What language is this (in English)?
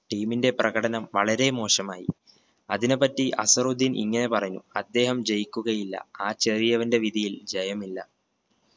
Malayalam